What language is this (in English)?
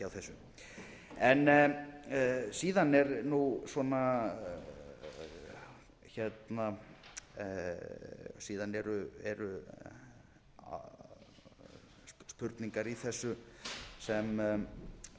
Icelandic